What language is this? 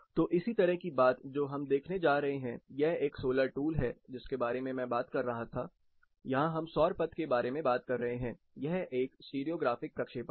Hindi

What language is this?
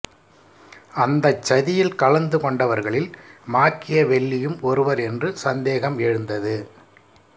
Tamil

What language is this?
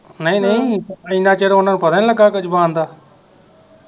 Punjabi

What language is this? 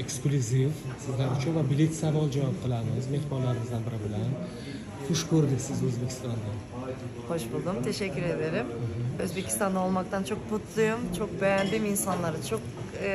Turkish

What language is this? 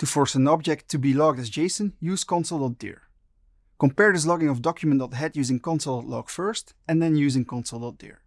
English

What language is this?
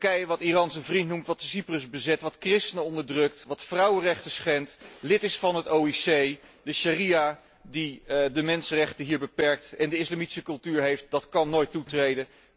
Dutch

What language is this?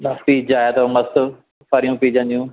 Sindhi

